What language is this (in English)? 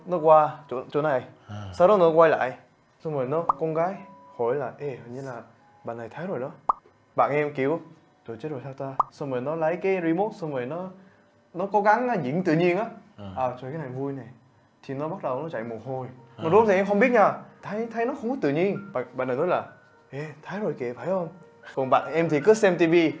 Vietnamese